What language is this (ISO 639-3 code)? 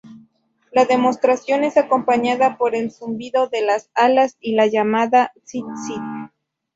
spa